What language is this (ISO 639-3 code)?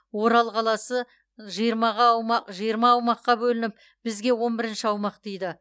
kaz